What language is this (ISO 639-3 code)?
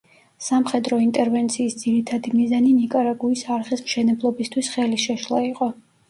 kat